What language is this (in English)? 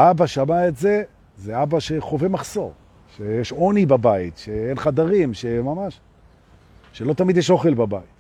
Hebrew